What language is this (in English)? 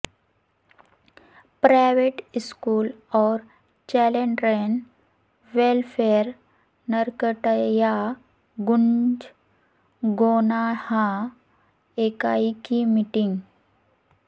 Urdu